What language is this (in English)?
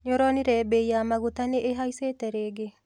Kikuyu